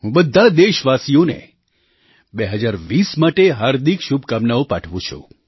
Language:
Gujarati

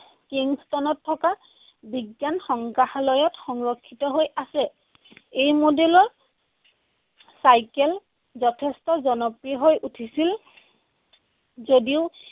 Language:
Assamese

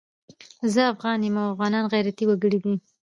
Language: Pashto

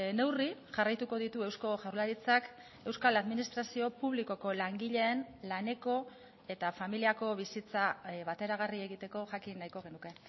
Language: Basque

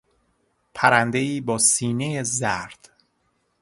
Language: Persian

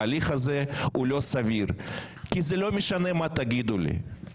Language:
Hebrew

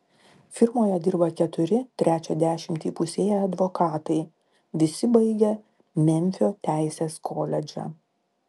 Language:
Lithuanian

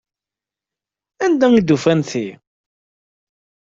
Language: Kabyle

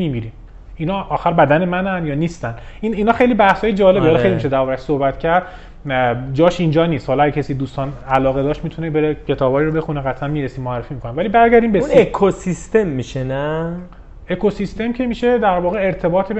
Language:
Persian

